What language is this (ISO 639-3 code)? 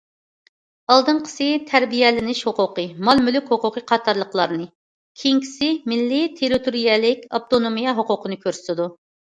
uig